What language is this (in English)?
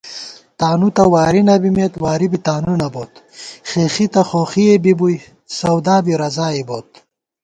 Gawar-Bati